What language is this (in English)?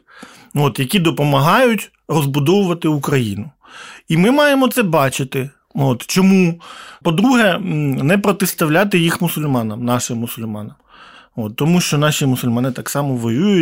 Ukrainian